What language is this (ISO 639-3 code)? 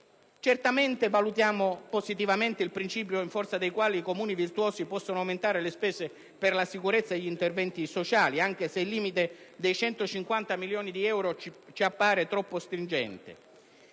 ita